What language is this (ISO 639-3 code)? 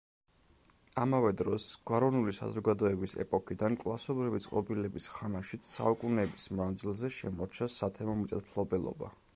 kat